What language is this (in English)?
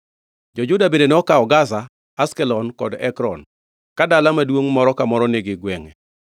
Luo (Kenya and Tanzania)